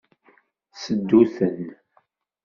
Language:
Kabyle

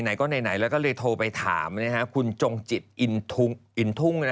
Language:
Thai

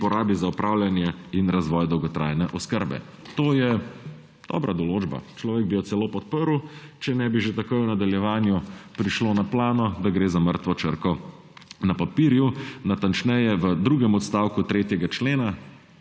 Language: Slovenian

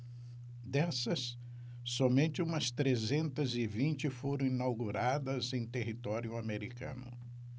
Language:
Portuguese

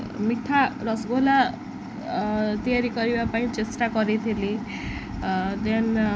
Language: Odia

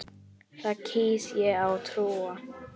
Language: Icelandic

